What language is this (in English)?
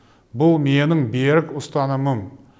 Kazakh